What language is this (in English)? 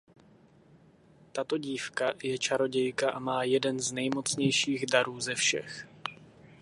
Czech